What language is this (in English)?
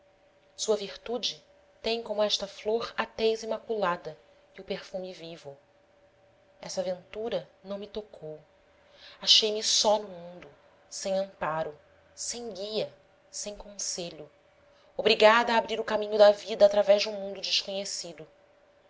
Portuguese